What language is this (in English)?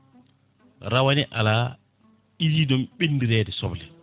Fula